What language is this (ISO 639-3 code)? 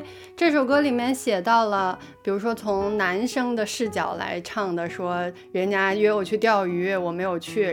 zho